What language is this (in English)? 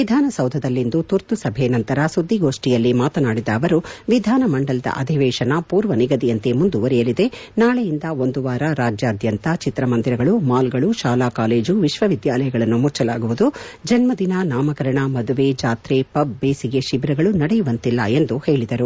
Kannada